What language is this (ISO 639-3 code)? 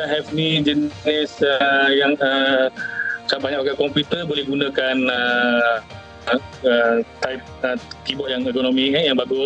msa